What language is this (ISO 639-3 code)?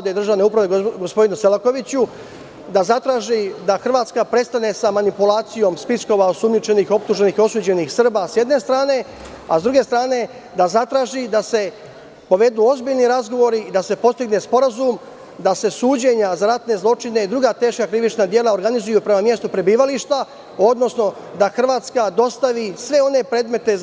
srp